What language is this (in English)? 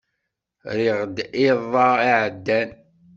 Kabyle